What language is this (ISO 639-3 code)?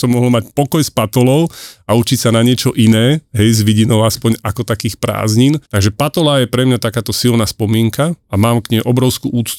slk